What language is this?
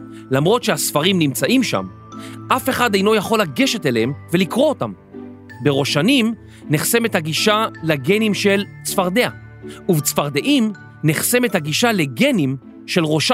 Hebrew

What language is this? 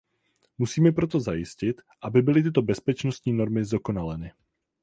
Czech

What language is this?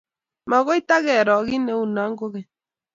Kalenjin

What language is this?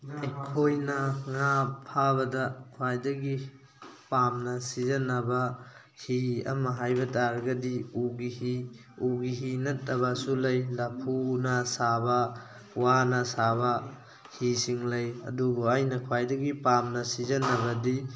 Manipuri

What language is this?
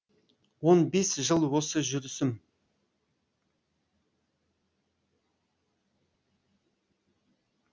Kazakh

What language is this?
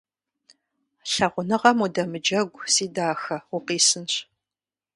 Kabardian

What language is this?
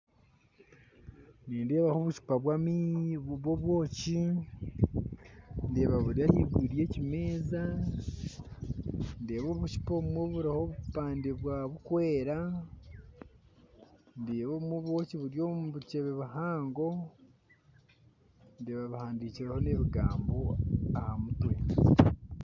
Nyankole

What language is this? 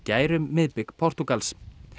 Icelandic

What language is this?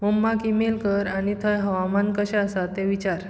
Konkani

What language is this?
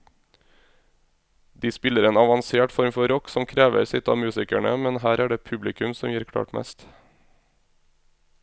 Norwegian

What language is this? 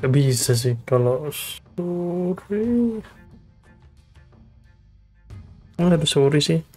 Indonesian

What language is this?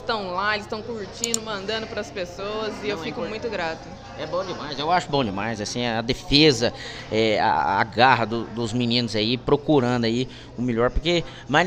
Portuguese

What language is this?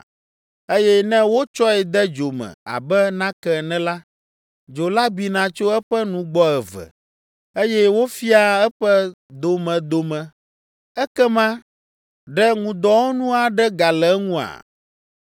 Ewe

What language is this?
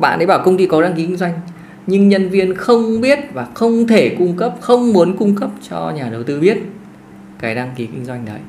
Vietnamese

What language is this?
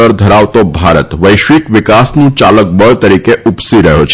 Gujarati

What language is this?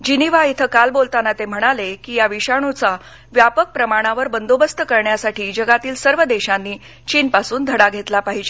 Marathi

